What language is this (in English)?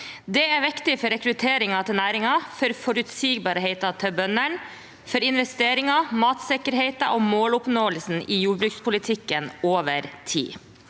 Norwegian